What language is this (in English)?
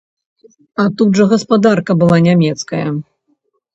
Belarusian